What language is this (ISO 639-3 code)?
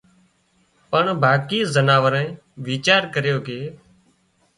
kxp